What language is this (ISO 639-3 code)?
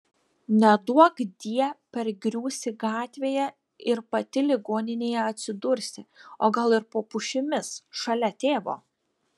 lit